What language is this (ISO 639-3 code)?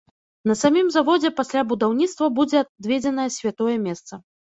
bel